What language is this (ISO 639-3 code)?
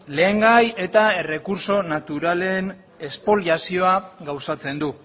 eus